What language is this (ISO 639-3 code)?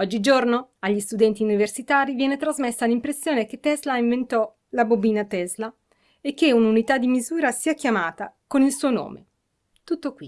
ita